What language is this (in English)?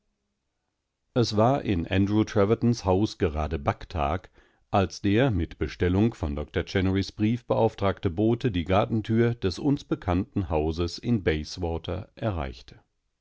German